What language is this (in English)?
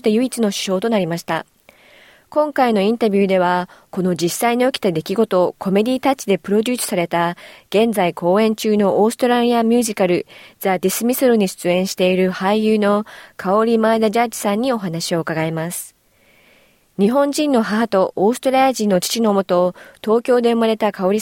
Japanese